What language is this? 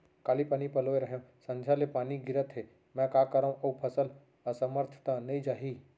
Chhattisgarhi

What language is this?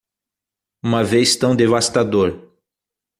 Portuguese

